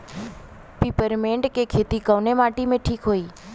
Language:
Bhojpuri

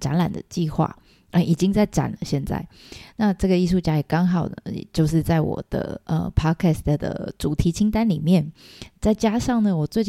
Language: Chinese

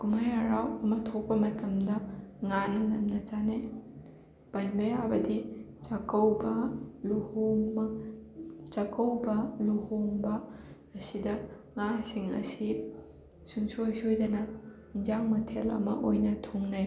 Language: Manipuri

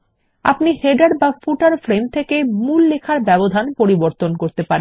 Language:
Bangla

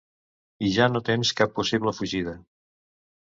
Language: Catalan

